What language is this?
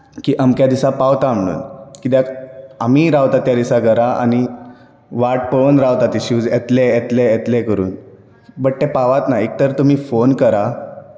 Konkani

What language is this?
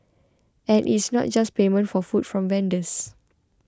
English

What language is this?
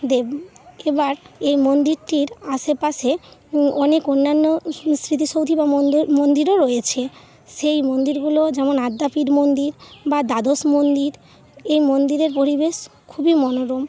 Bangla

